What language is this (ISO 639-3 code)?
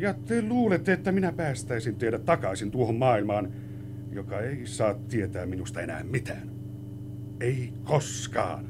fin